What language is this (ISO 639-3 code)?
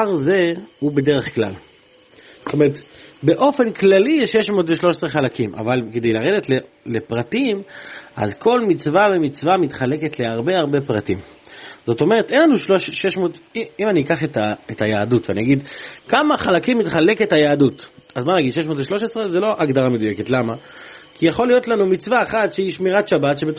heb